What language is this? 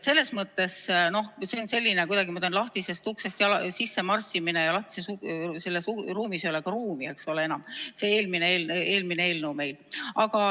Estonian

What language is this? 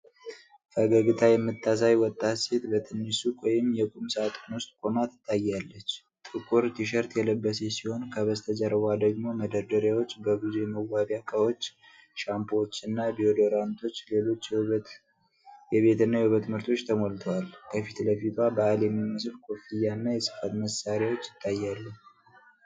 Amharic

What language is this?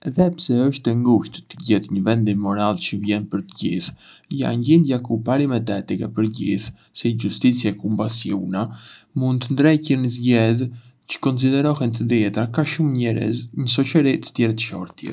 Arbëreshë Albanian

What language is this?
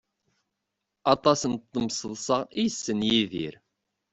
Kabyle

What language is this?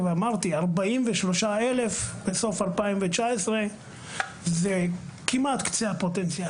Hebrew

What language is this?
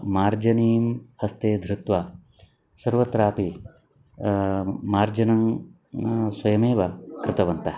Sanskrit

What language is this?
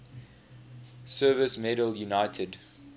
English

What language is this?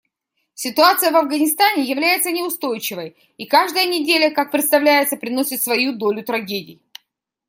Russian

